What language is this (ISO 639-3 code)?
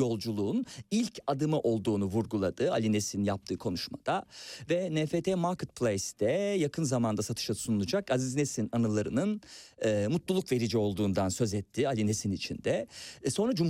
tur